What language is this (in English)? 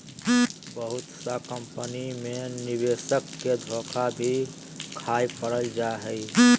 Magahi